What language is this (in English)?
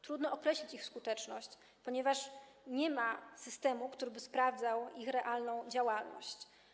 Polish